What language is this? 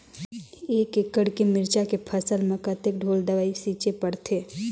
Chhattisgarhi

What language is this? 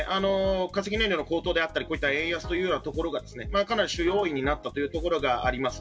Japanese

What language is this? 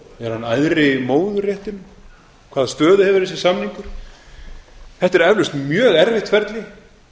Icelandic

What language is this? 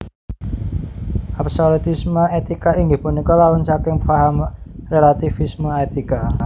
Javanese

